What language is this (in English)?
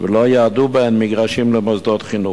Hebrew